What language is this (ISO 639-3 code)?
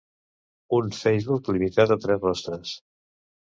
cat